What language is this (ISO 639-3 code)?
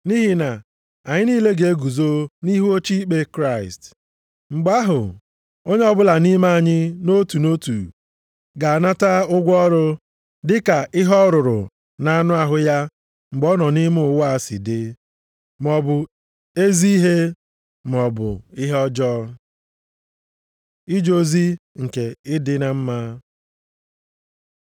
ibo